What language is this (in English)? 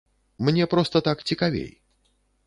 Belarusian